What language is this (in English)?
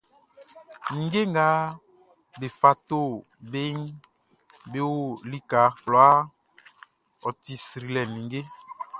Baoulé